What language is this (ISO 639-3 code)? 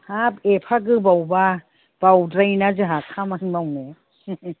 brx